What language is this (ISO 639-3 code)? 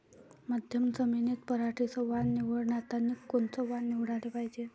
mar